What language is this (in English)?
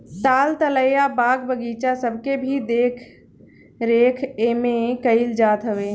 Bhojpuri